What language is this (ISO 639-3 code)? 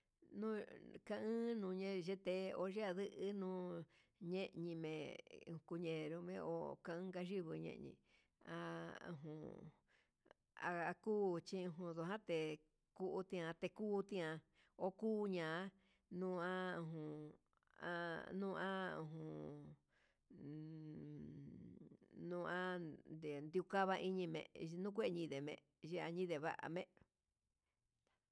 mxs